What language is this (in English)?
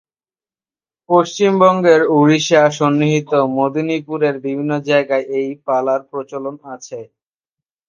Bangla